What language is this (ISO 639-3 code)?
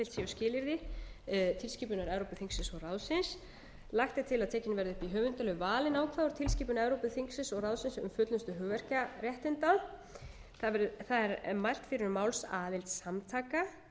isl